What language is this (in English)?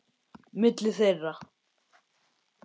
Icelandic